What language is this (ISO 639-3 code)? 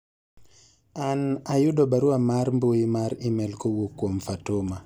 luo